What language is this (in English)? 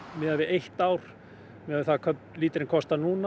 Icelandic